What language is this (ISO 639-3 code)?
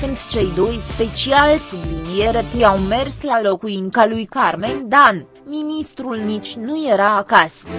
ron